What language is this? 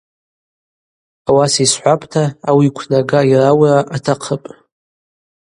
Abaza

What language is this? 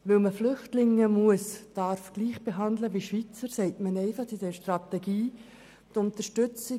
Swiss German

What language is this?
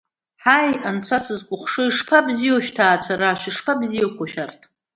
Abkhazian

